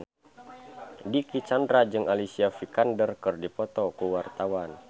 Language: Sundanese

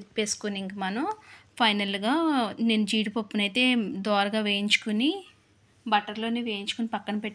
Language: Telugu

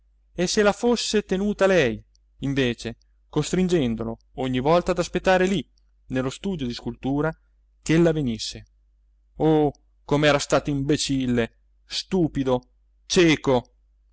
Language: Italian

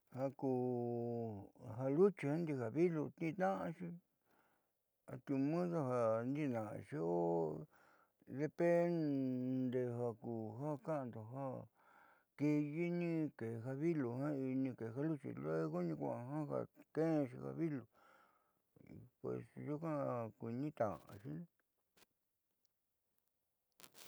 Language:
Southeastern Nochixtlán Mixtec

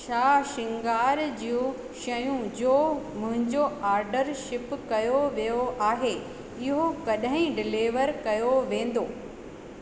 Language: Sindhi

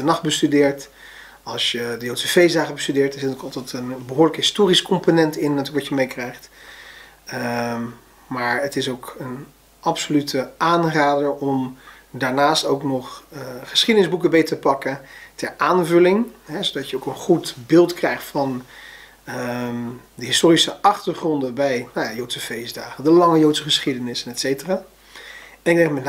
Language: Dutch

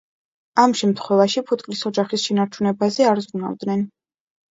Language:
Georgian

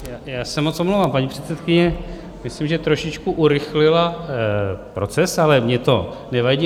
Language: Czech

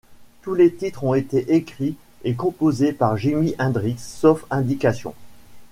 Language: French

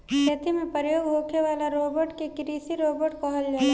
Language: Bhojpuri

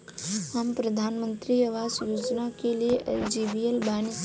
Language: Bhojpuri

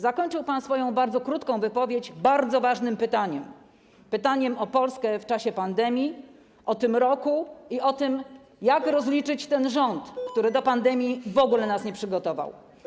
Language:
Polish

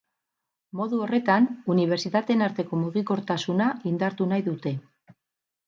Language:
Basque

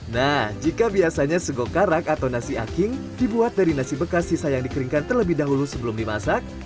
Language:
Indonesian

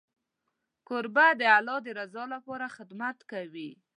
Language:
Pashto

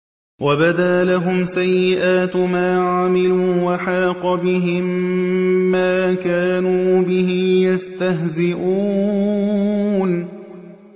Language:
Arabic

